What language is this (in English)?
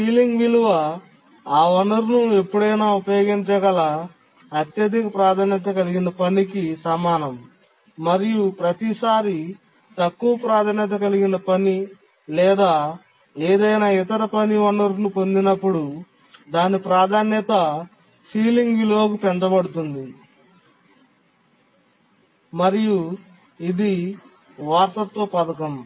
Telugu